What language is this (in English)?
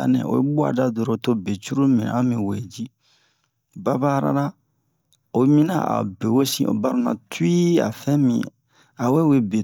Bomu